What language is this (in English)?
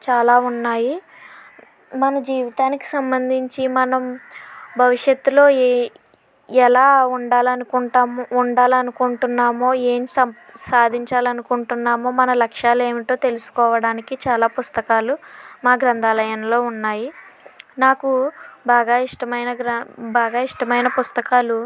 Telugu